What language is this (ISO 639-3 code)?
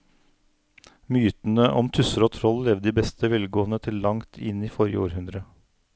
nor